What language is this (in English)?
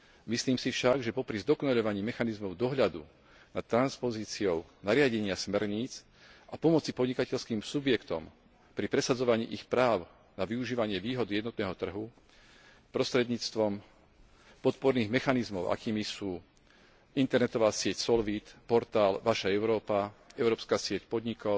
Slovak